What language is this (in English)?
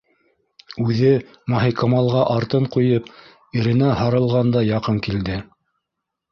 Bashkir